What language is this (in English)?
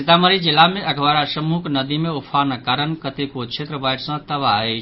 Maithili